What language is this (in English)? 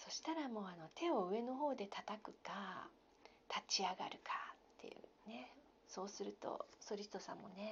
Japanese